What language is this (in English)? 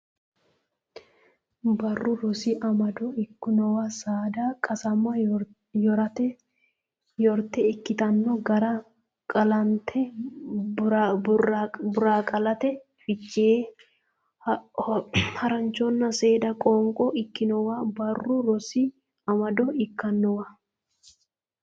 Sidamo